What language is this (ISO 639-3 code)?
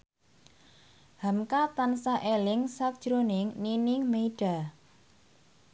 jav